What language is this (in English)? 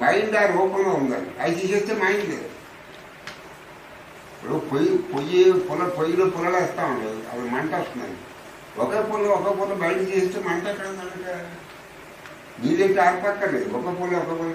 Korean